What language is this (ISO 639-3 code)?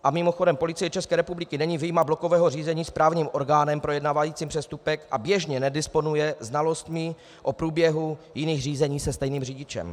ces